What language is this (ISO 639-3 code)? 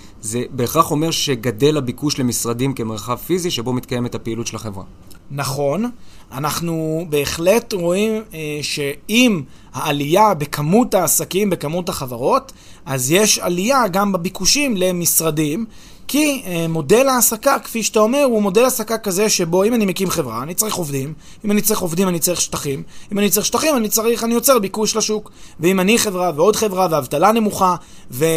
heb